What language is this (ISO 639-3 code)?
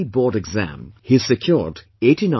eng